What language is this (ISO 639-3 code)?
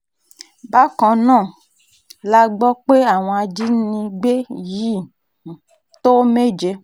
yor